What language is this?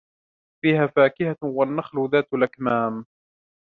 Arabic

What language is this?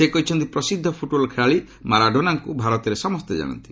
Odia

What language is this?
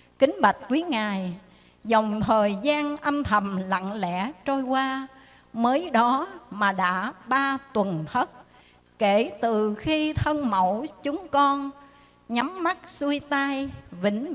Vietnamese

